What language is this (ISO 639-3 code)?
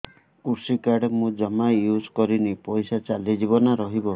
ori